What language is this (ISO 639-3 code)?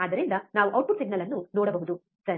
kan